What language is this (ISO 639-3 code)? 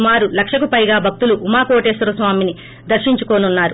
tel